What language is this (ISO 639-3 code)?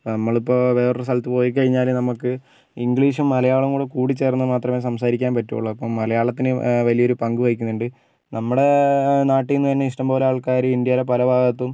mal